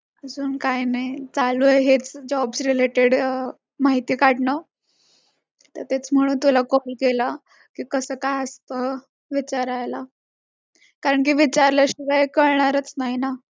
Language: Marathi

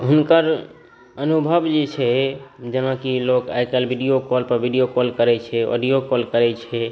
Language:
Maithili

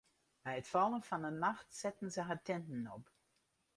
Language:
Western Frisian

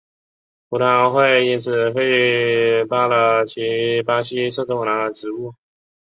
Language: Chinese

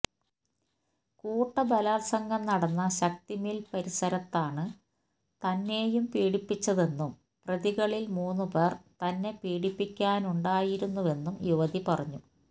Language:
Malayalam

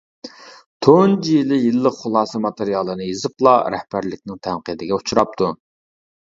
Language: Uyghur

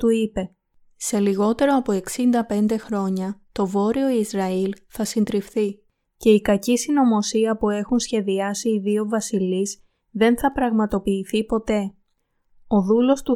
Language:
Greek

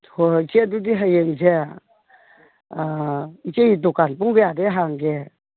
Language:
Manipuri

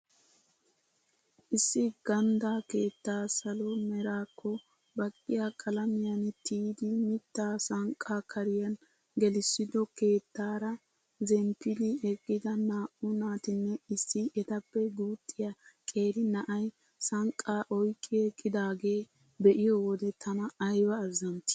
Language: Wolaytta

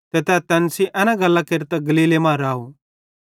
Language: Bhadrawahi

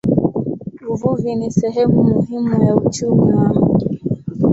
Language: Swahili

